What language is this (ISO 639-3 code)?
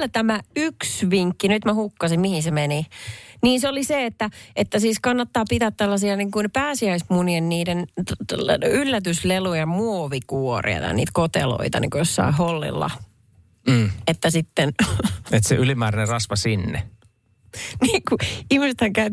fin